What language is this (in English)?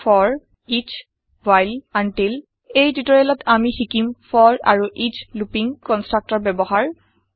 Assamese